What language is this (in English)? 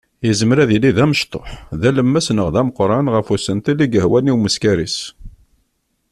Kabyle